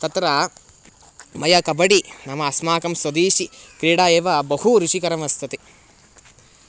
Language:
Sanskrit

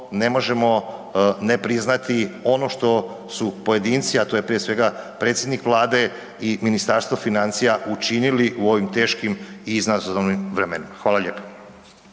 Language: Croatian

